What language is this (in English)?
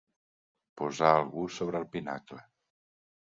Catalan